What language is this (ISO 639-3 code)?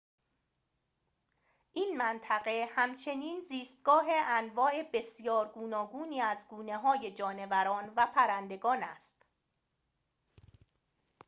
fas